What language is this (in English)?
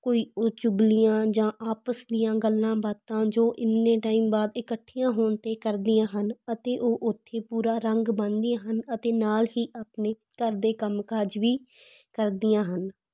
Punjabi